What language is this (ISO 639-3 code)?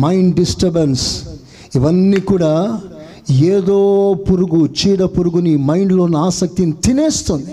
tel